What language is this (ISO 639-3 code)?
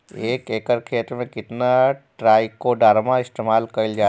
bho